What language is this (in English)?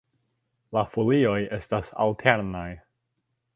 Esperanto